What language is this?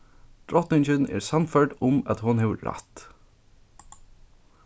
Faroese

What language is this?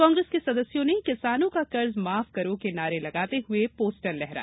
Hindi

